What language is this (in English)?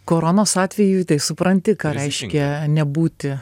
Lithuanian